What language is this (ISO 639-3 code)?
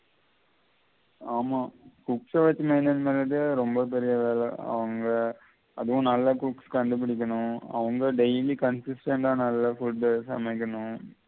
tam